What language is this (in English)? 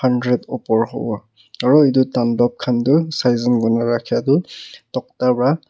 Naga Pidgin